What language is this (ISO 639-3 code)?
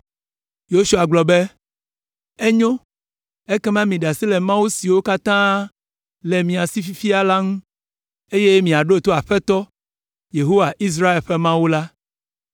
ewe